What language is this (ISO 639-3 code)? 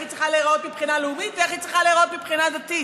heb